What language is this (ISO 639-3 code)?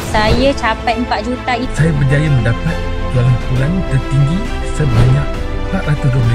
msa